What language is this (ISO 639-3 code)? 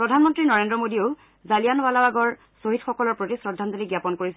asm